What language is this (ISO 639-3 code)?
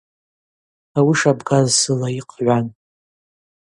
abq